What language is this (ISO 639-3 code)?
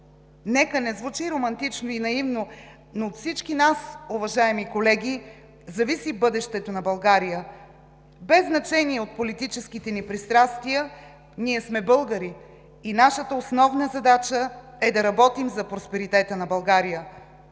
bul